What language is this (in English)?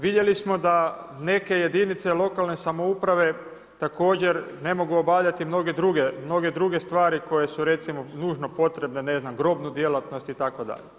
Croatian